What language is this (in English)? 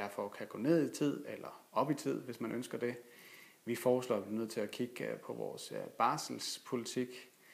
Danish